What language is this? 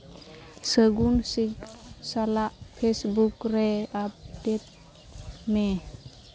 Santali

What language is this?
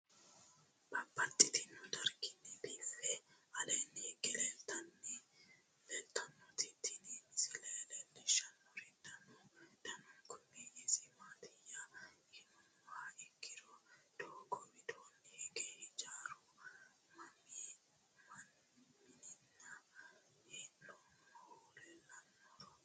Sidamo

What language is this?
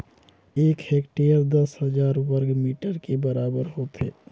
Chhattisgarhi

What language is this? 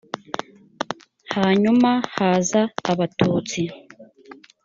Kinyarwanda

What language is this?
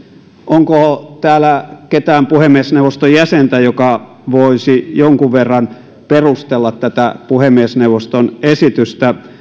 Finnish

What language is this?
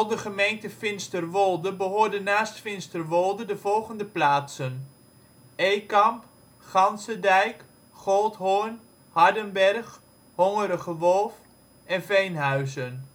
Dutch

